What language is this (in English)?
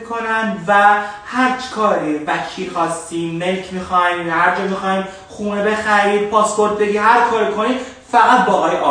Persian